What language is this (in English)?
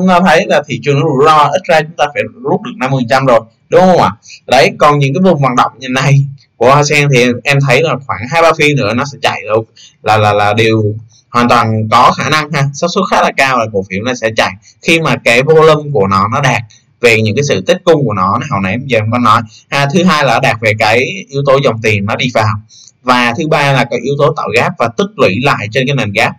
Vietnamese